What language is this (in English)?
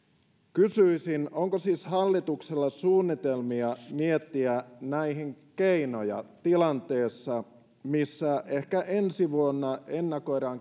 Finnish